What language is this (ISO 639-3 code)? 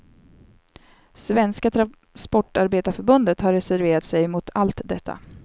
swe